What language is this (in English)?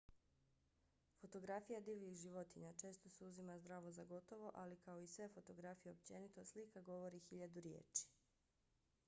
Bosnian